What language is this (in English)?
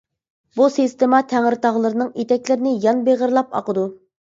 Uyghur